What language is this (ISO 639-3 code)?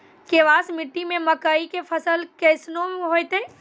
mai